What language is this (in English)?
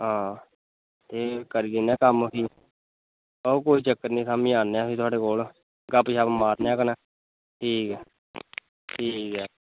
Dogri